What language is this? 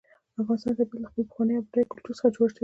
Pashto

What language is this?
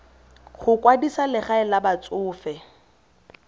Tswana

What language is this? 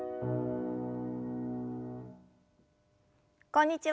Japanese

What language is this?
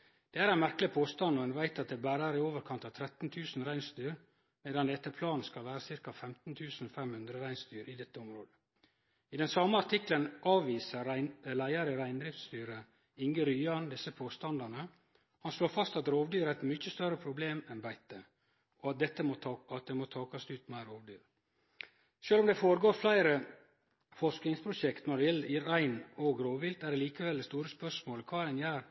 Norwegian Nynorsk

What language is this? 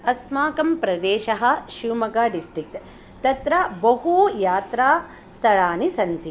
Sanskrit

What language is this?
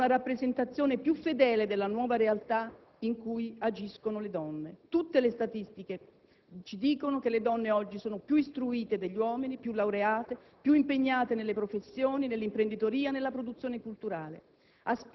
Italian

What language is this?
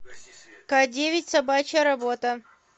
Russian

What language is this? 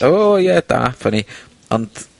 Welsh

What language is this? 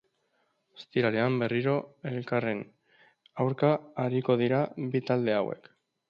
Basque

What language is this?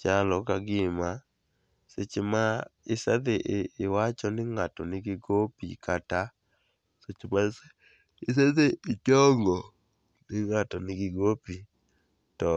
Luo (Kenya and Tanzania)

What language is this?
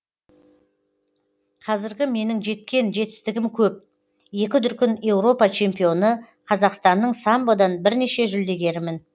Kazakh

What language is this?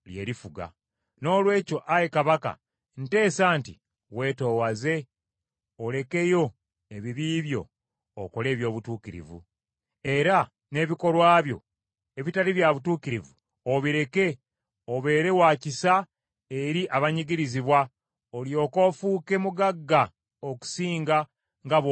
Ganda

